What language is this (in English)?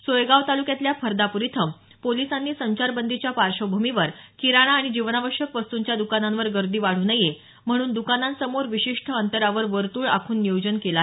Marathi